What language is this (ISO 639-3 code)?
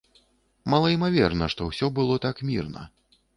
bel